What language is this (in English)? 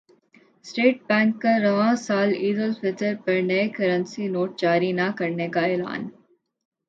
Urdu